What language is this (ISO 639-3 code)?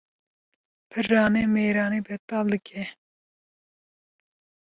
kur